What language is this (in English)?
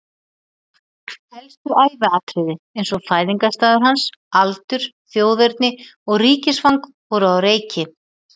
Icelandic